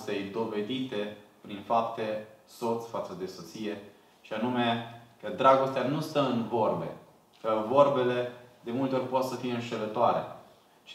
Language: Romanian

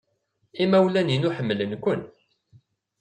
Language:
Kabyle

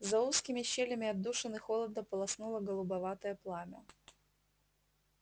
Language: Russian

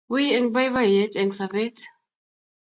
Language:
Kalenjin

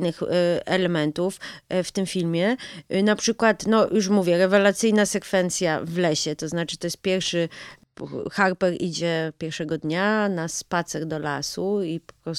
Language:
Polish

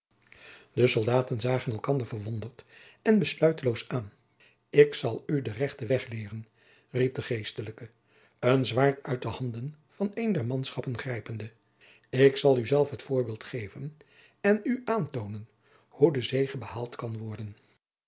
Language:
Dutch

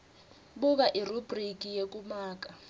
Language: Swati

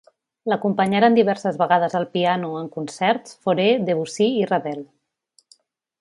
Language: Catalan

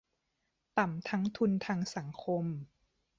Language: Thai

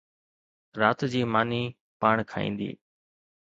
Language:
Sindhi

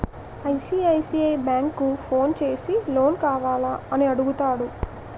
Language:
Telugu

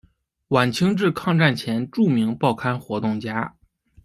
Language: Chinese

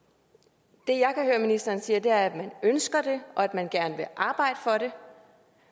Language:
Danish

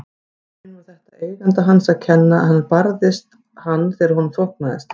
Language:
Icelandic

